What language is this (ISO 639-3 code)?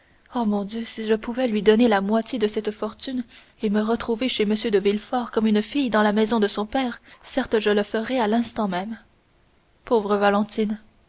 fra